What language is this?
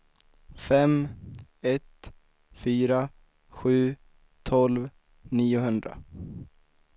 Swedish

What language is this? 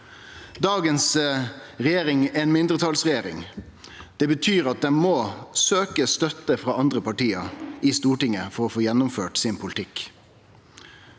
Norwegian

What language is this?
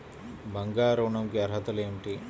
Telugu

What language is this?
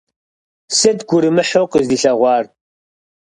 Kabardian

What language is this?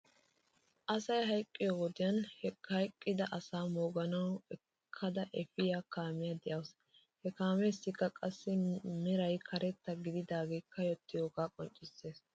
Wolaytta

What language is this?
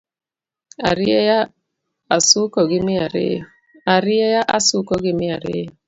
Luo (Kenya and Tanzania)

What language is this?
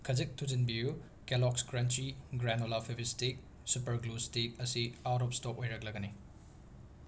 Manipuri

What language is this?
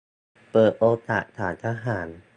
Thai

